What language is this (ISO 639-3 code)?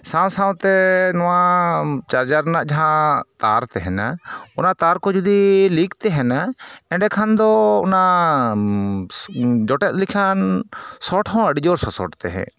sat